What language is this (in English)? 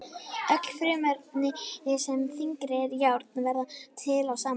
Icelandic